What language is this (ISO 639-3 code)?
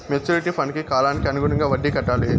tel